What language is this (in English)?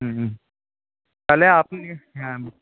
Bangla